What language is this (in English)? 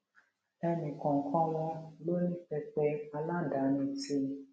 Yoruba